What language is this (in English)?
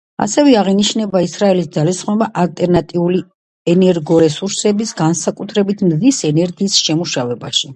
Georgian